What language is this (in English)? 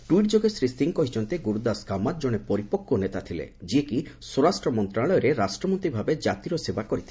Odia